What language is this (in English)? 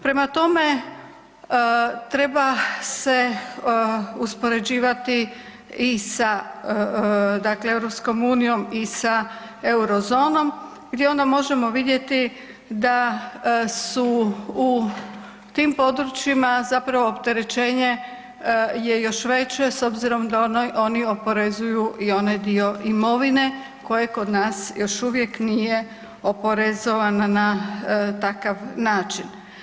Croatian